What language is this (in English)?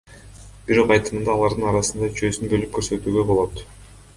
Kyrgyz